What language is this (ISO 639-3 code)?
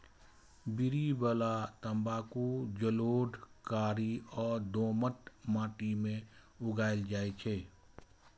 mai